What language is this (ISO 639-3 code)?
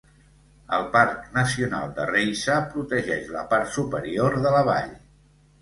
cat